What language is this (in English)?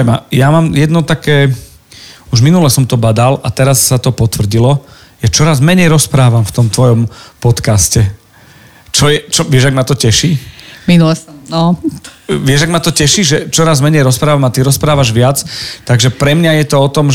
Slovak